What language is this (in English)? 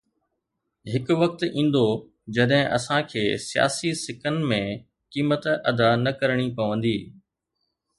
Sindhi